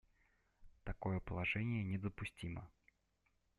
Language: Russian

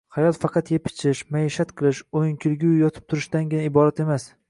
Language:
Uzbek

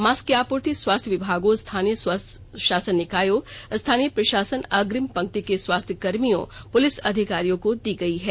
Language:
Hindi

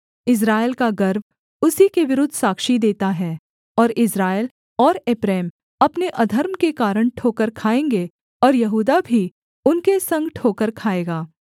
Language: Hindi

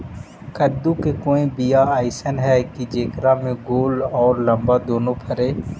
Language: Magahi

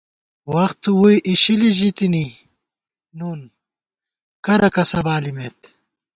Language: Gawar-Bati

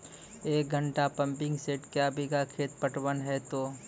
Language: Maithili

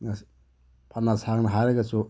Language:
Manipuri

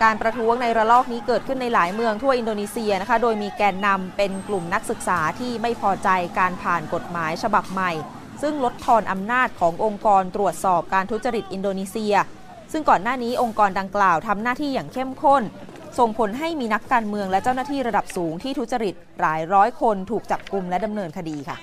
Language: Thai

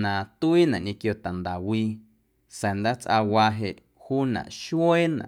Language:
Guerrero Amuzgo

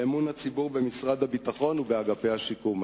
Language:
Hebrew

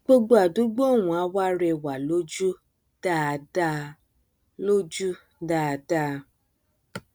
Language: Yoruba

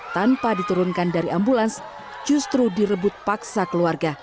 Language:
Indonesian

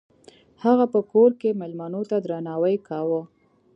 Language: Pashto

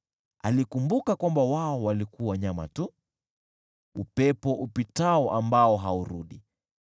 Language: Swahili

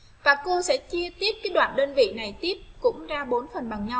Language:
Vietnamese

